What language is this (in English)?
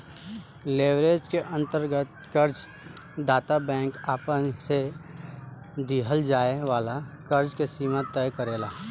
Bhojpuri